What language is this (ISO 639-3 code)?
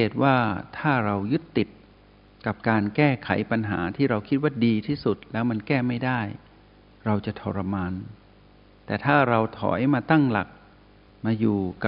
tha